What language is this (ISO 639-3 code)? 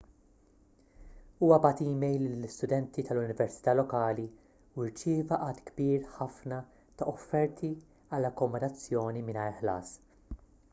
mlt